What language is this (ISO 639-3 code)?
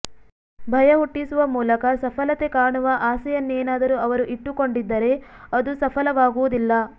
kan